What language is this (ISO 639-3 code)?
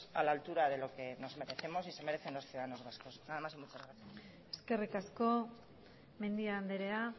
spa